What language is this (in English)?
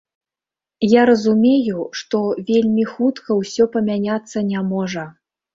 Belarusian